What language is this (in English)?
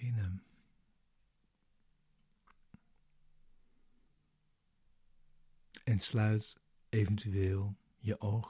Dutch